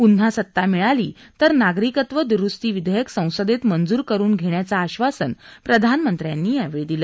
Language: Marathi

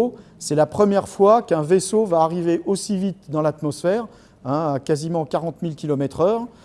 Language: French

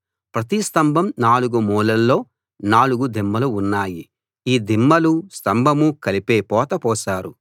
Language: Telugu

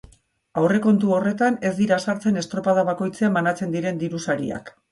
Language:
Basque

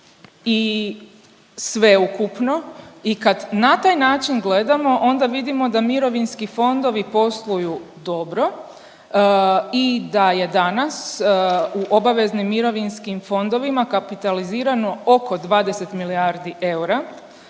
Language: Croatian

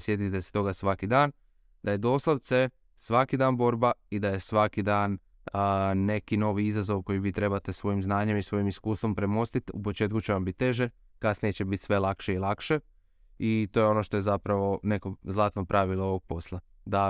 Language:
Croatian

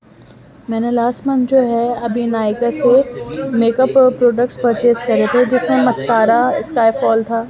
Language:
Urdu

